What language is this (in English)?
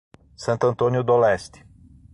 Portuguese